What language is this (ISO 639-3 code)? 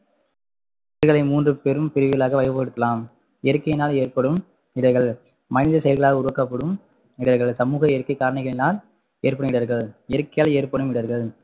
tam